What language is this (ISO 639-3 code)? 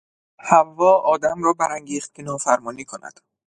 fas